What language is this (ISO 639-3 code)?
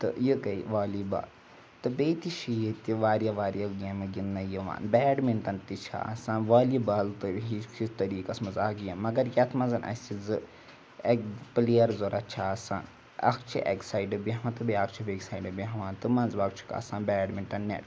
kas